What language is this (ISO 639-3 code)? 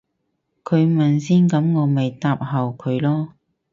yue